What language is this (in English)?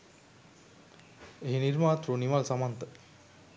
Sinhala